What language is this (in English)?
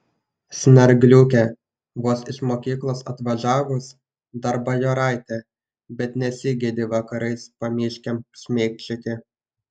Lithuanian